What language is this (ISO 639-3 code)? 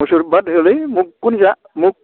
brx